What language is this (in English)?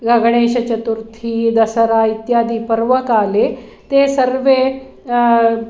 Sanskrit